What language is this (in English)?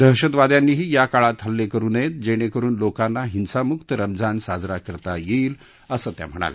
Marathi